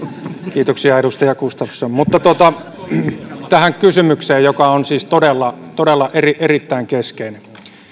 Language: Finnish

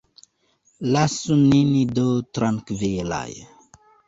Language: Esperanto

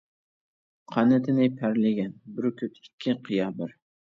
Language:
Uyghur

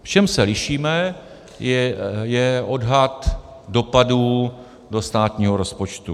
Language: Czech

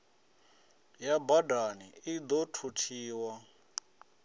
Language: Venda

